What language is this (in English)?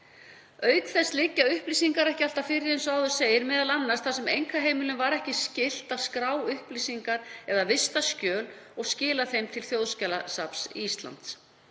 Icelandic